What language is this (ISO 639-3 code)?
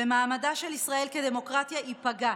heb